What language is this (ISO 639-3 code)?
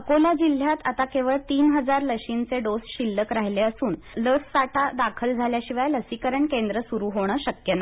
mar